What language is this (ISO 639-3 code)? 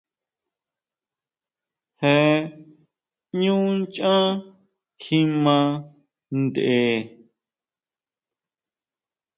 mau